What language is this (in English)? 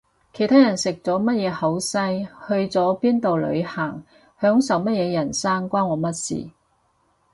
Cantonese